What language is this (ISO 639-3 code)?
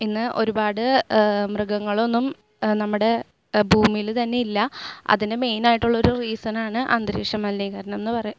mal